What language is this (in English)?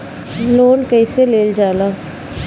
Bhojpuri